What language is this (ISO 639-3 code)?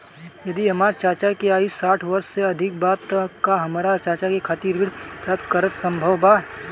bho